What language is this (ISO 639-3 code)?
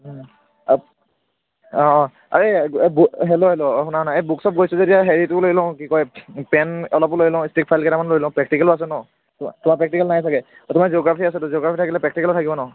asm